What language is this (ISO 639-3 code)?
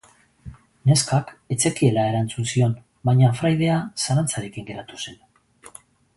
eus